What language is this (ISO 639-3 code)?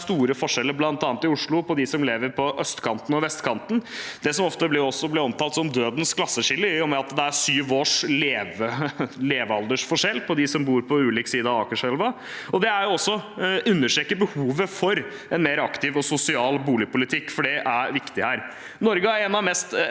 nor